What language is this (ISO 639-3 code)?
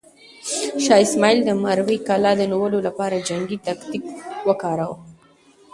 pus